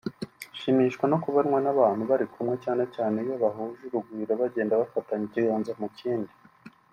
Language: Kinyarwanda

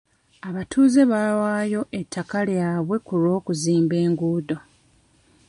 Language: Ganda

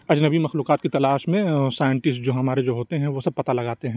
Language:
Urdu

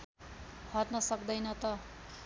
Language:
Nepali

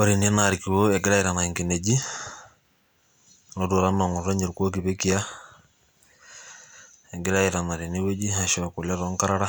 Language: Masai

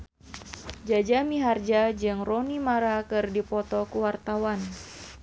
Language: Sundanese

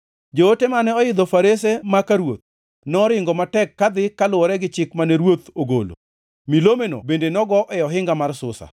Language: Luo (Kenya and Tanzania)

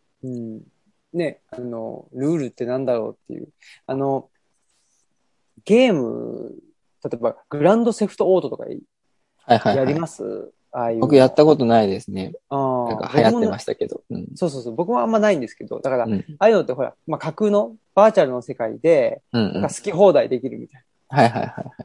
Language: Japanese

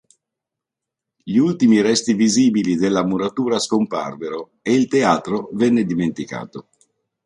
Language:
Italian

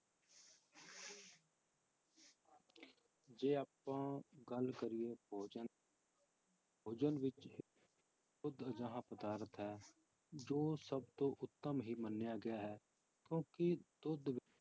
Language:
Punjabi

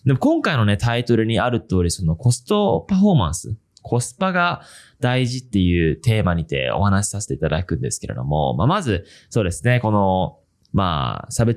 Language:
Japanese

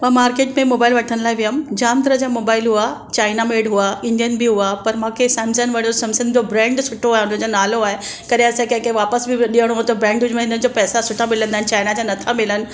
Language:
Sindhi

